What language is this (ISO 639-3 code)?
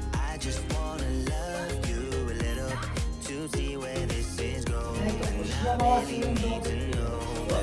jpn